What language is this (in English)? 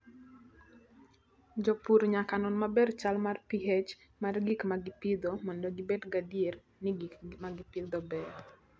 Luo (Kenya and Tanzania)